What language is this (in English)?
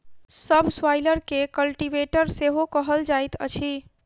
Maithili